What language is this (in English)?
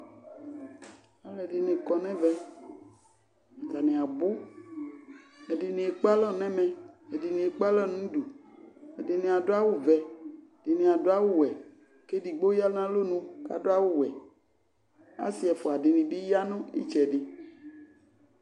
Ikposo